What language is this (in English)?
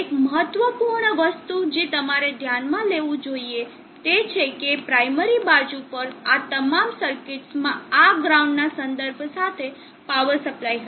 Gujarati